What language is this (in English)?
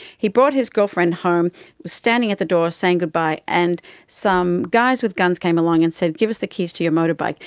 English